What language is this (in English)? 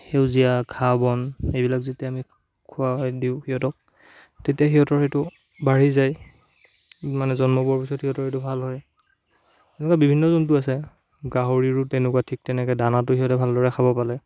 Assamese